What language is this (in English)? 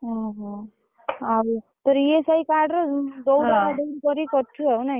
Odia